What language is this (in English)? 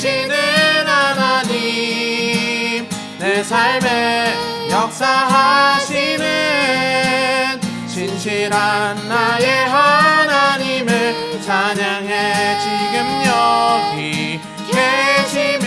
Korean